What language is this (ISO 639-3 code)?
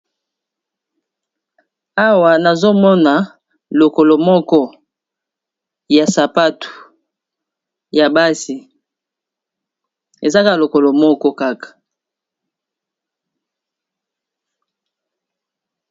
lin